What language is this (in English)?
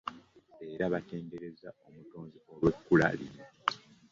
Ganda